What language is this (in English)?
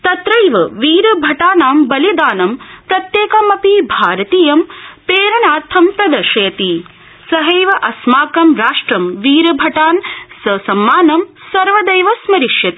Sanskrit